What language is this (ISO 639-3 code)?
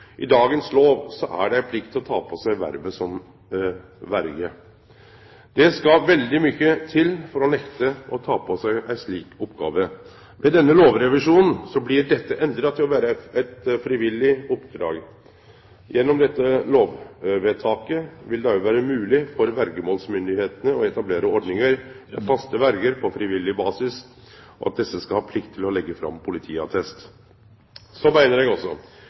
nno